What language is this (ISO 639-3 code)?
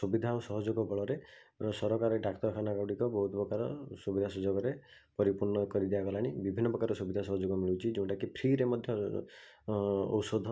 ori